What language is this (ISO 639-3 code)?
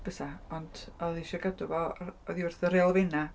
cym